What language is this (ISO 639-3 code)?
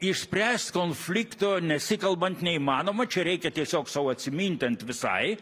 lit